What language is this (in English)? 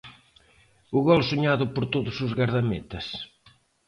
Galician